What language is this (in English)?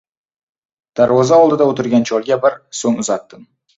Uzbek